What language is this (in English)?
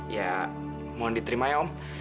Indonesian